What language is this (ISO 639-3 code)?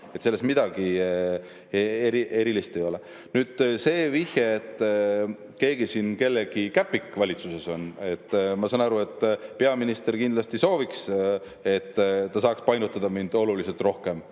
est